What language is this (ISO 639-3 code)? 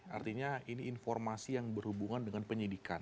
ind